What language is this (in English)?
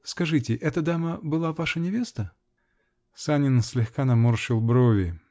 Russian